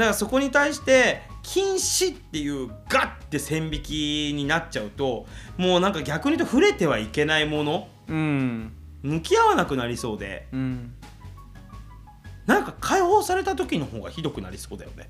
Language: Japanese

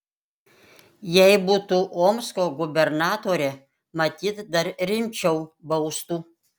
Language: Lithuanian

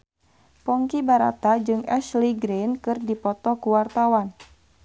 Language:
Sundanese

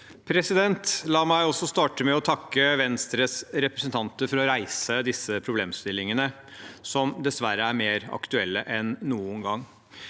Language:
Norwegian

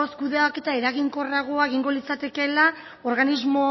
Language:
Basque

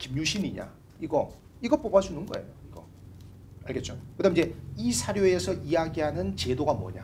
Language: Korean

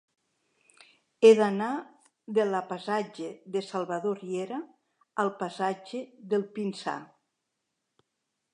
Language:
Catalan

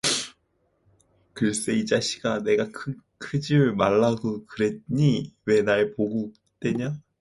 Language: Korean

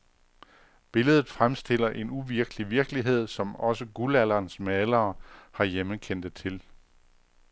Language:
Danish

